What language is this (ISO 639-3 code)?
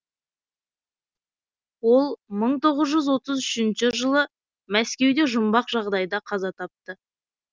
kaz